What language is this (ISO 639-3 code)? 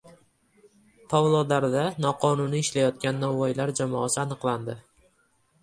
uzb